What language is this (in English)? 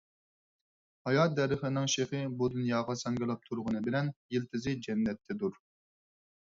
Uyghur